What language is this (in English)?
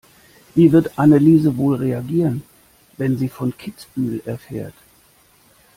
German